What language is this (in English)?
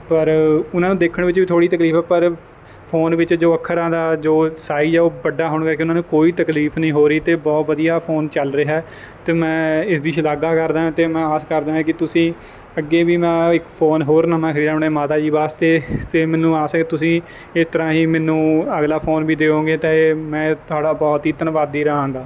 Punjabi